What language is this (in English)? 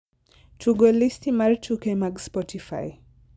Luo (Kenya and Tanzania)